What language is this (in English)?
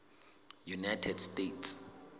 Southern Sotho